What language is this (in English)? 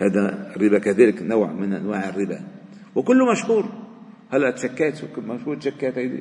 Arabic